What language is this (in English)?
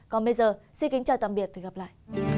Vietnamese